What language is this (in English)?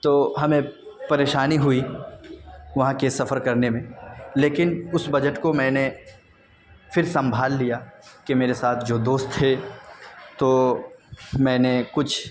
Urdu